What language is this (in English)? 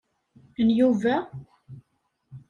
Kabyle